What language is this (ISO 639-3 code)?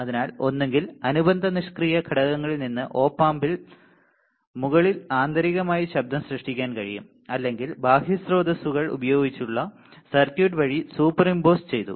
mal